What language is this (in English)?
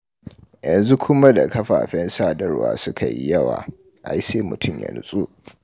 Hausa